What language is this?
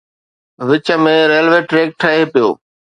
Sindhi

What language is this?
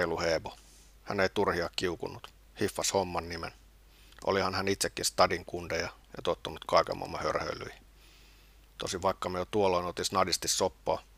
Finnish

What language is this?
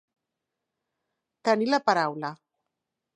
Catalan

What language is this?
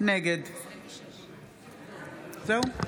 Hebrew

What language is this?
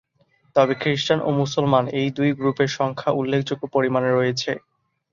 Bangla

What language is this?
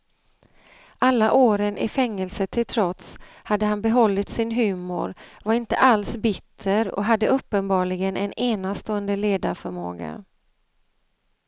Swedish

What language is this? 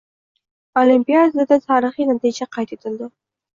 Uzbek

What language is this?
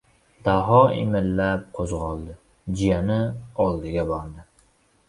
Uzbek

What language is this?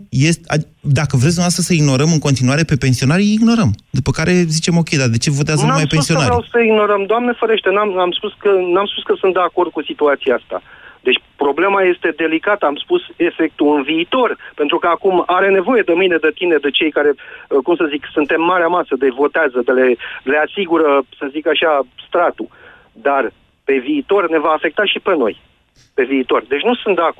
Romanian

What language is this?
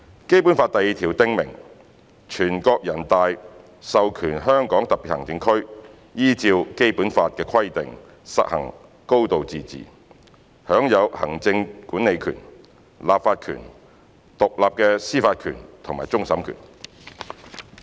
Cantonese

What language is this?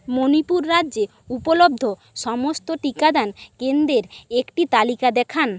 Bangla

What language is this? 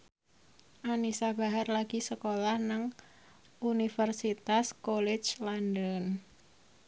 Javanese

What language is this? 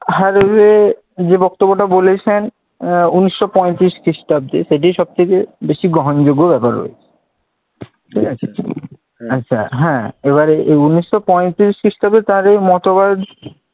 Bangla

